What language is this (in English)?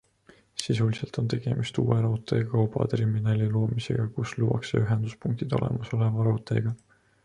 Estonian